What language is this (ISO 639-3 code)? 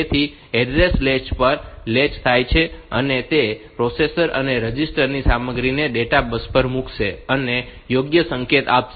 guj